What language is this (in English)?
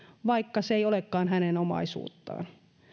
Finnish